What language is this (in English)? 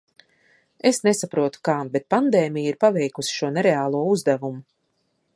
Latvian